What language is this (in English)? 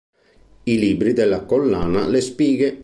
Italian